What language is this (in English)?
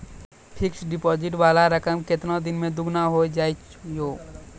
Maithili